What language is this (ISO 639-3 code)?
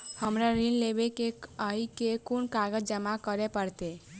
mai